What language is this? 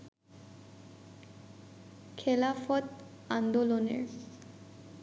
Bangla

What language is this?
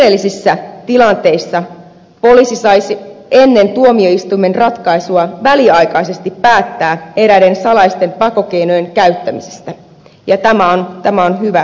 Finnish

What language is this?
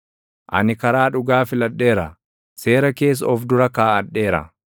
Oromo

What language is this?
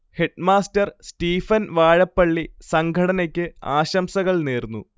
Malayalam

